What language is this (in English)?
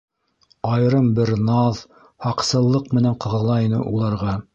Bashkir